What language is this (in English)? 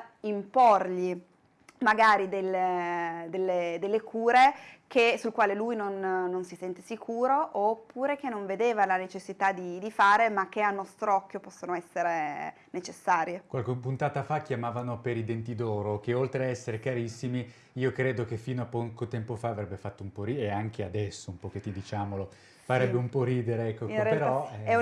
Italian